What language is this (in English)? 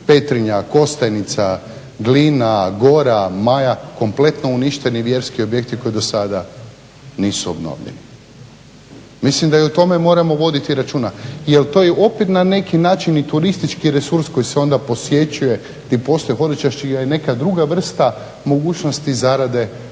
Croatian